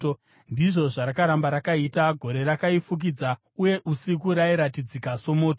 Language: Shona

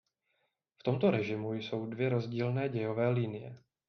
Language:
Czech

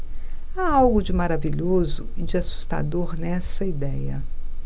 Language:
Portuguese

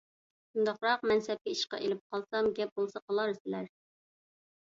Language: Uyghur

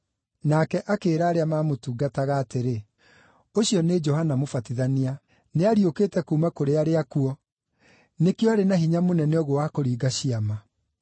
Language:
Kikuyu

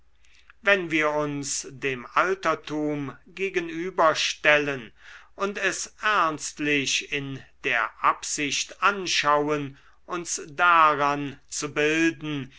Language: German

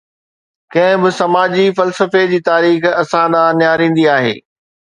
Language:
Sindhi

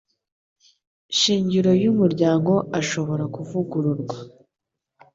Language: Kinyarwanda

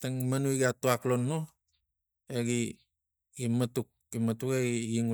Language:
Tigak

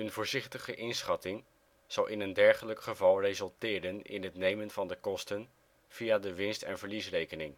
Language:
Dutch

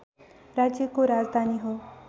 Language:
Nepali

